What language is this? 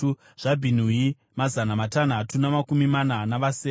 Shona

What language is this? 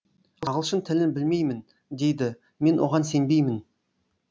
Kazakh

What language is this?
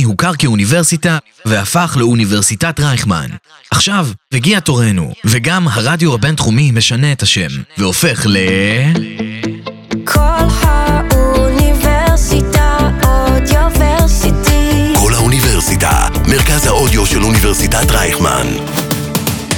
Hebrew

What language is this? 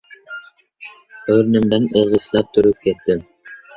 Uzbek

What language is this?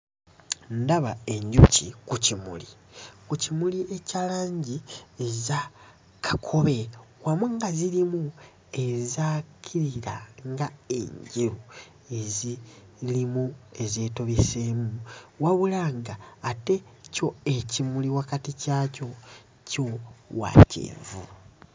Ganda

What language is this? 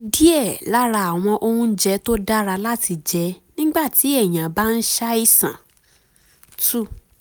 Yoruba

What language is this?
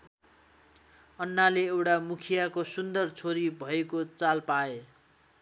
Nepali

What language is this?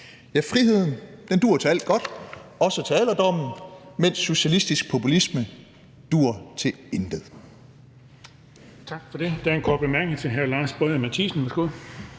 Danish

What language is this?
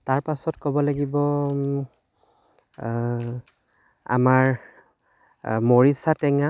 Assamese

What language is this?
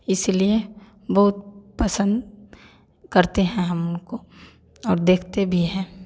Hindi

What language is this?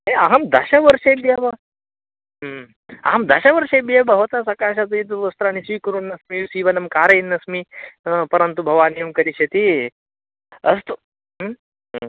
Sanskrit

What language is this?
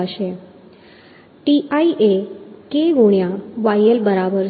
Gujarati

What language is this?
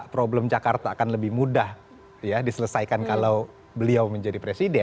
Indonesian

